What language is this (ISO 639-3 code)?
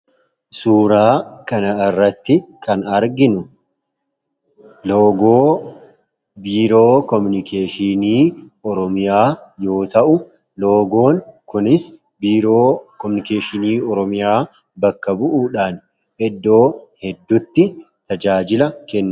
orm